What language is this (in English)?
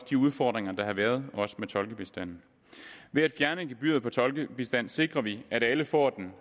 Danish